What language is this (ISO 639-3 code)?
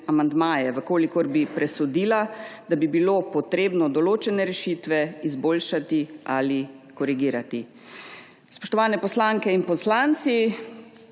slv